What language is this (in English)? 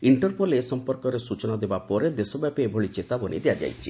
Odia